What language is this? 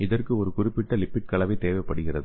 Tamil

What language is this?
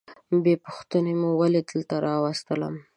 Pashto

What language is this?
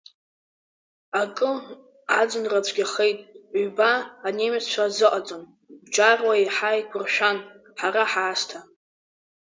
Abkhazian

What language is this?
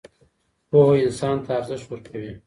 Pashto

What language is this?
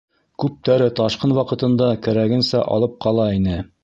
Bashkir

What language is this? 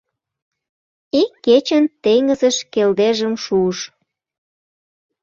Mari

